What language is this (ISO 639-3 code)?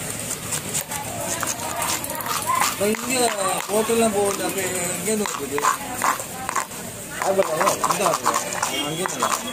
ara